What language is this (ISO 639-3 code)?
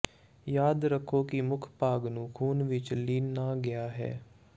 pan